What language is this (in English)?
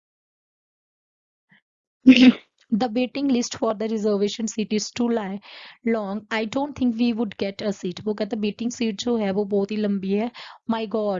Hindi